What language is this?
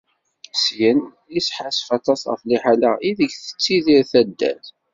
Kabyle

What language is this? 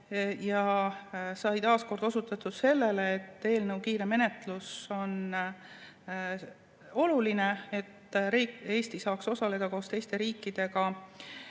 Estonian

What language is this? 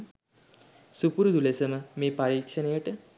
Sinhala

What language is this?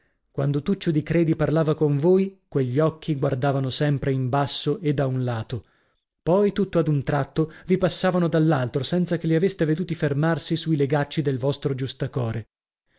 Italian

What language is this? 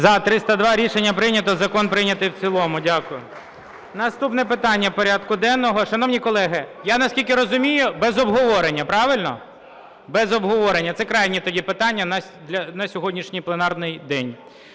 Ukrainian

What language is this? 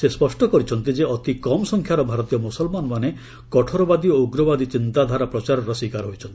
Odia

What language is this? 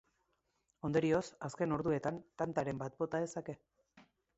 Basque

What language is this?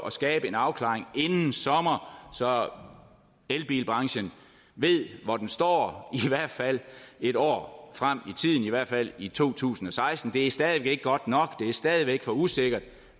Danish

